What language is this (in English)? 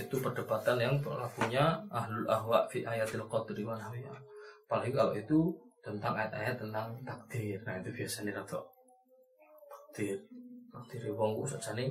Malay